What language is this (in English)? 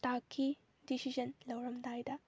Manipuri